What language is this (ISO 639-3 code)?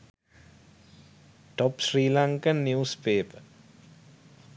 sin